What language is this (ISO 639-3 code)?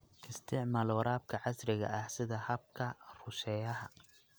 som